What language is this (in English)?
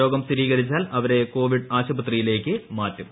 Malayalam